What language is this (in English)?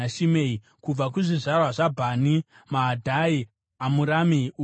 Shona